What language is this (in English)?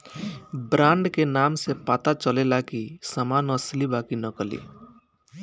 Bhojpuri